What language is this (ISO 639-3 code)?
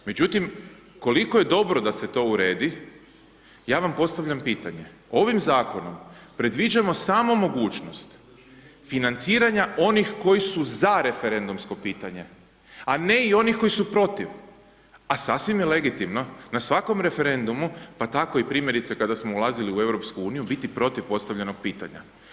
hrv